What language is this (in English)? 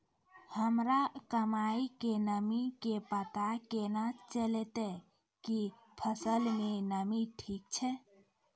Maithili